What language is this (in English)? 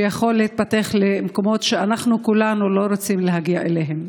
Hebrew